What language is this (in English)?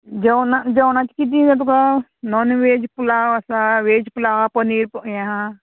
Konkani